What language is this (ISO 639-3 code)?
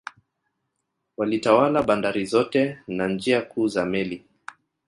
swa